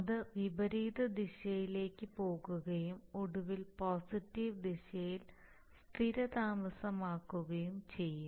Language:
Malayalam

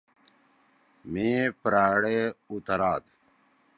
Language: Torwali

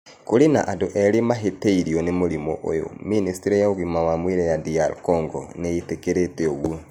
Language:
Kikuyu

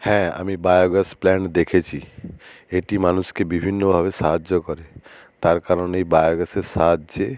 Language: Bangla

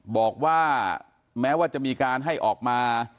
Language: Thai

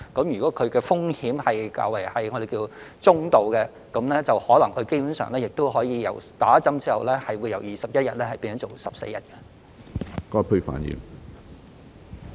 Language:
Cantonese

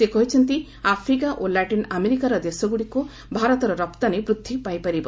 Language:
Odia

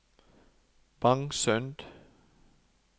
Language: Norwegian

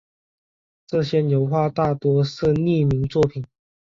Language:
Chinese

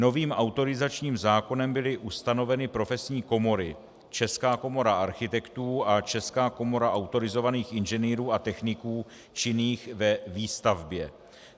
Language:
Czech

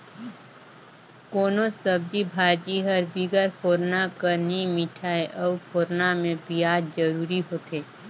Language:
Chhattisgarhi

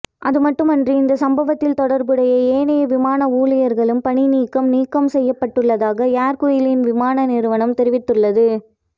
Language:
Tamil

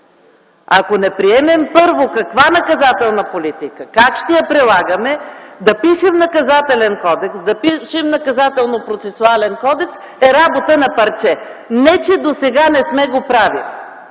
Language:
Bulgarian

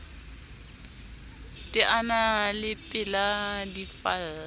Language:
Southern Sotho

